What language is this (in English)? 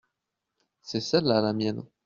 French